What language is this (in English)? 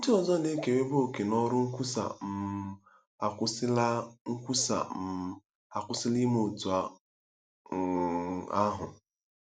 Igbo